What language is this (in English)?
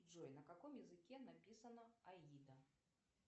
Russian